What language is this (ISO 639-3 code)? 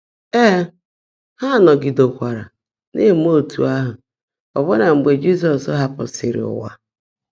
ibo